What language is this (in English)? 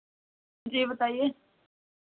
Hindi